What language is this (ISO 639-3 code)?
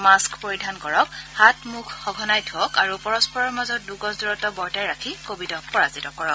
asm